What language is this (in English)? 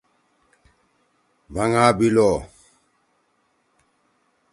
Torwali